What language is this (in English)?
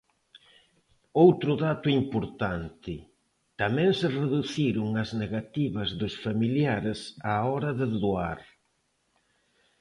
Galician